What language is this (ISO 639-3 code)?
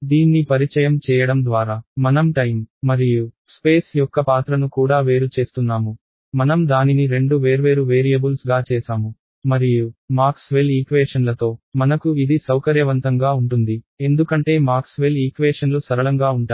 tel